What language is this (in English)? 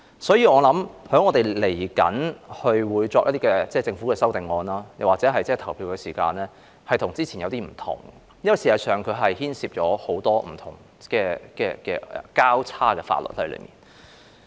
Cantonese